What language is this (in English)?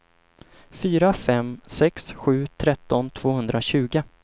Swedish